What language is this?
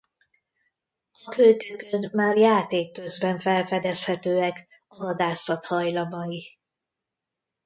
Hungarian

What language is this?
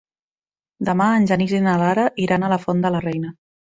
Catalan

